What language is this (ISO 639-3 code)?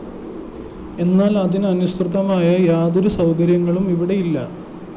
mal